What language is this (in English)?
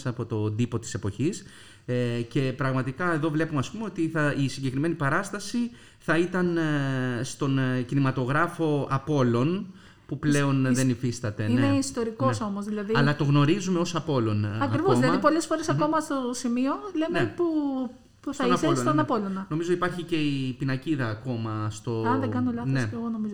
Greek